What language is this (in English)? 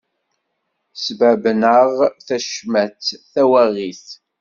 Kabyle